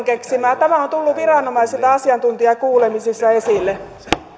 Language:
Finnish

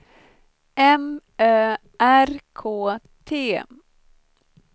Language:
Swedish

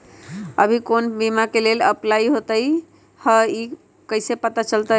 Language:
Magahi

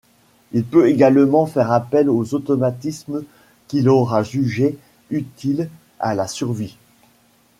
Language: French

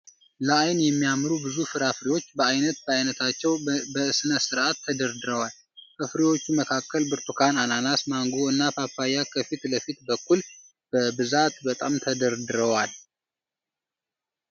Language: Amharic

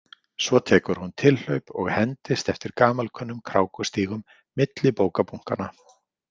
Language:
Icelandic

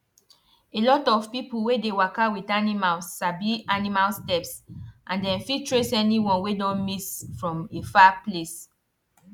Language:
Nigerian Pidgin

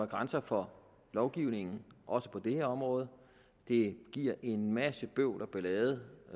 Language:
Danish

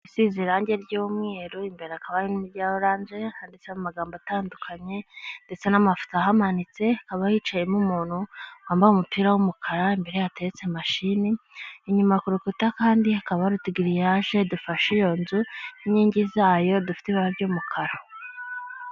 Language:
Kinyarwanda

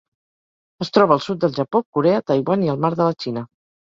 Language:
Catalan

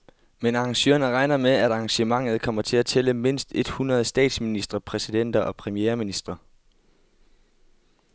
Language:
Danish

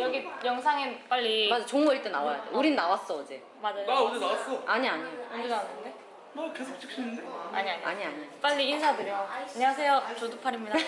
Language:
Korean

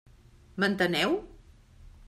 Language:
Catalan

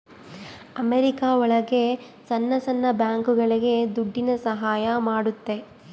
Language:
Kannada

